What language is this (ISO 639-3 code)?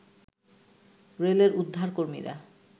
ben